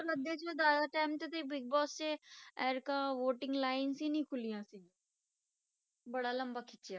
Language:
Punjabi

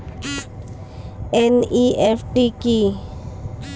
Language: Bangla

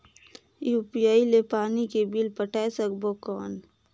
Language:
Chhattisgarhi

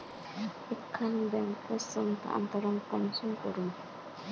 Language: Magahi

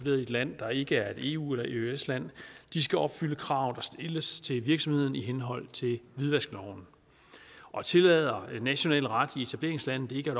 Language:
Danish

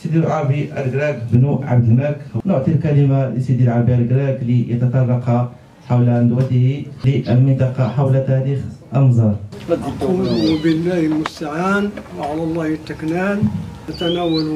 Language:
Arabic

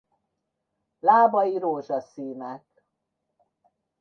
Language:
Hungarian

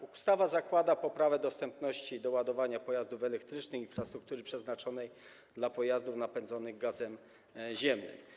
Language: Polish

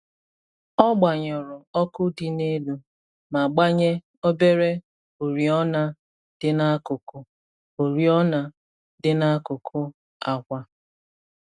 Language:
Igbo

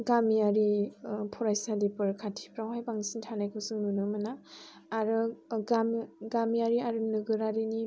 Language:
Bodo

